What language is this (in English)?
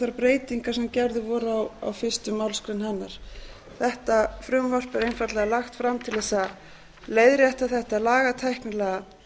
Icelandic